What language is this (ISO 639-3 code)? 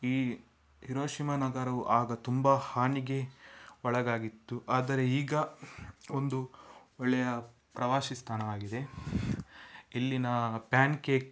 kan